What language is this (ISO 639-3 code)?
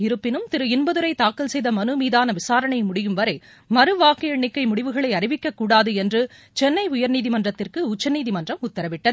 tam